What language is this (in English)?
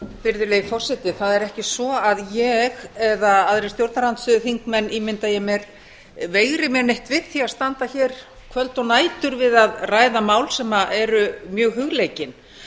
Icelandic